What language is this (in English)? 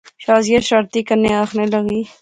Pahari-Potwari